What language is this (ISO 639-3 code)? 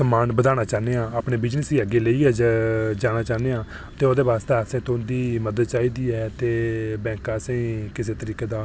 doi